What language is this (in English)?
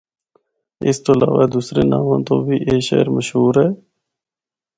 Northern Hindko